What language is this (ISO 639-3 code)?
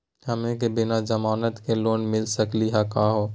mag